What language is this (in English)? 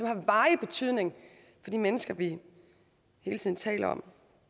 Danish